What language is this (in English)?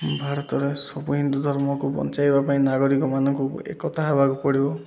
Odia